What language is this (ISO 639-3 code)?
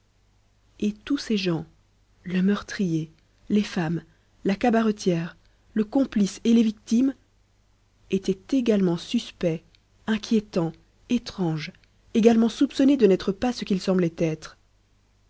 fra